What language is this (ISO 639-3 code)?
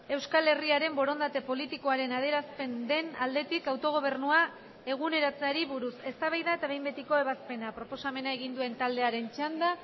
eus